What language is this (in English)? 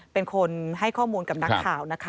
Thai